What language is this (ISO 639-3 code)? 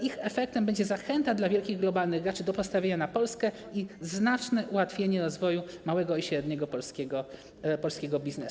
pol